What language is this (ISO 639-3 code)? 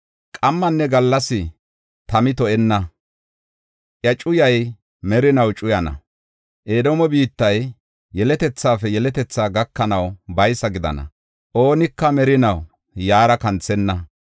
gof